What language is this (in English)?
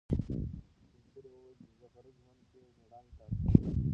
Pashto